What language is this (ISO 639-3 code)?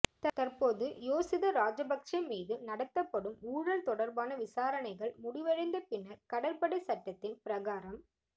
tam